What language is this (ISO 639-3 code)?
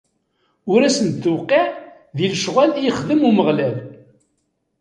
kab